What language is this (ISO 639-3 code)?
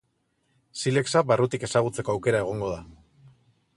eus